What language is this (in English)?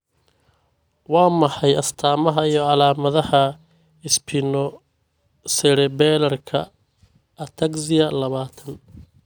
Somali